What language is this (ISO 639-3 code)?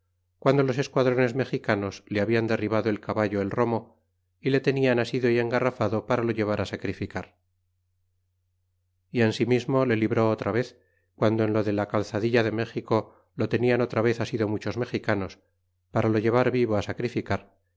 spa